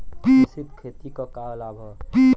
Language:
Bhojpuri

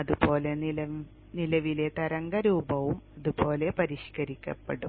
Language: Malayalam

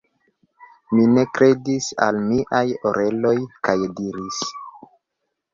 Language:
Esperanto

